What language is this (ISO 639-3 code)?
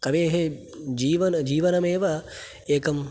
san